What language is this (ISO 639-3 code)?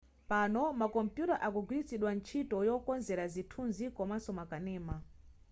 nya